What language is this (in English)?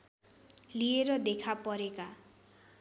Nepali